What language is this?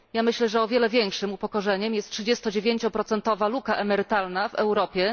Polish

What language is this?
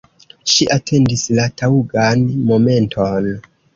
Esperanto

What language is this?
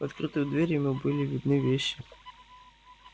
Russian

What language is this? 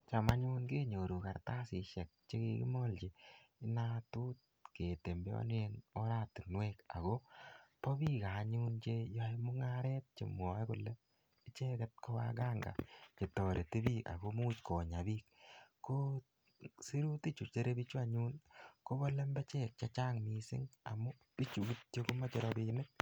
Kalenjin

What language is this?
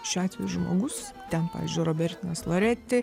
Lithuanian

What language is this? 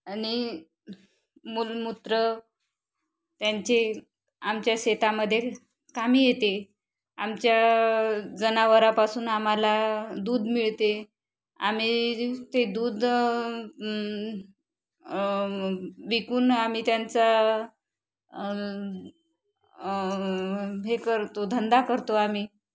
Marathi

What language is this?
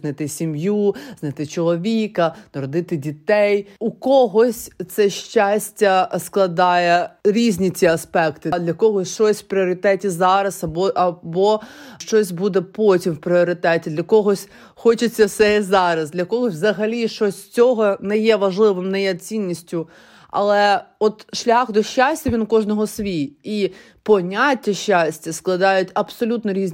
Ukrainian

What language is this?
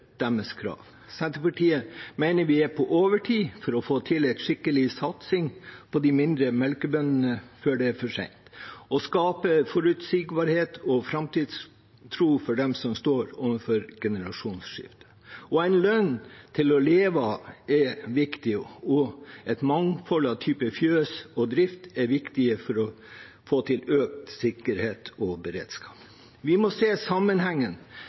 Norwegian Bokmål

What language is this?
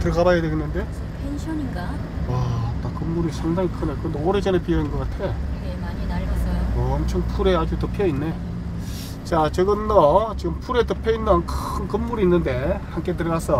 Korean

